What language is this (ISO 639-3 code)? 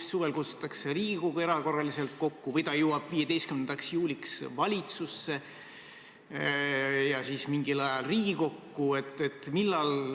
est